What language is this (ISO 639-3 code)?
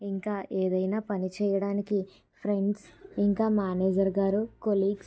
tel